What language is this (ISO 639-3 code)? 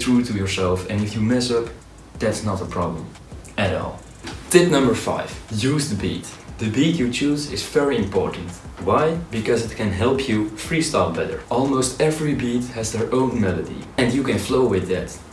eng